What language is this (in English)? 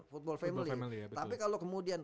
Indonesian